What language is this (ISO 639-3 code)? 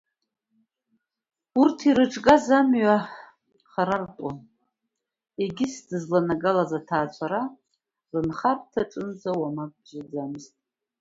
abk